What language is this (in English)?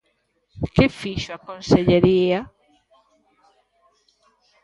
Galician